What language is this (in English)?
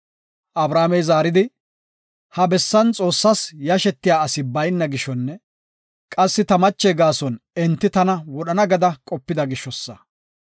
Gofa